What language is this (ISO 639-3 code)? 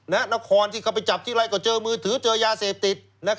tha